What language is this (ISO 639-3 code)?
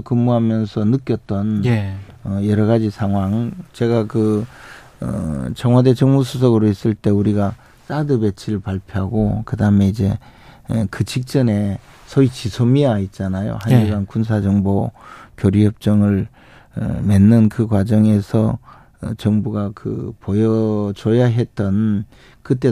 kor